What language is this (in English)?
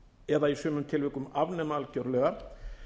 Icelandic